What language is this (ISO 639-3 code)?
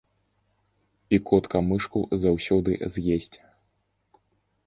bel